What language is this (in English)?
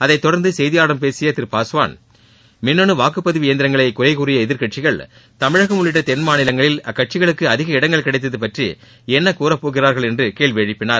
Tamil